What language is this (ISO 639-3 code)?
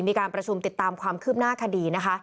tha